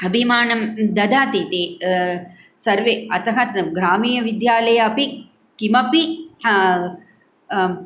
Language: Sanskrit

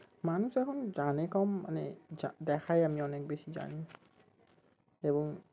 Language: Bangla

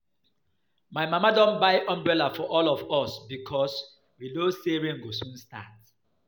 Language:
Nigerian Pidgin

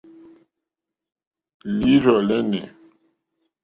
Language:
Mokpwe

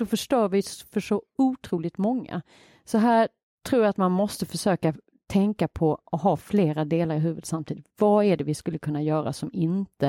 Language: Swedish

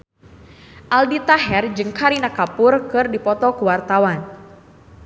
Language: Sundanese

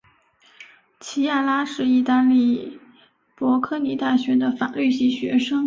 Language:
Chinese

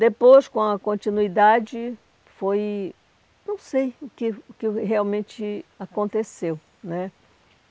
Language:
Portuguese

